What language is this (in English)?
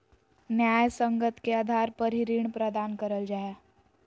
Magahi